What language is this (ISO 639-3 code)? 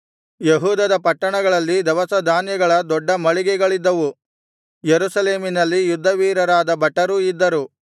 kan